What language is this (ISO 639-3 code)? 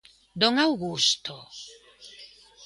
glg